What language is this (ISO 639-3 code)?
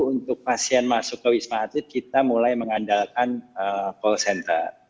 ind